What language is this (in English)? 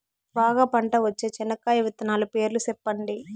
Telugu